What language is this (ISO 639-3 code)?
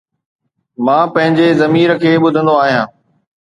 snd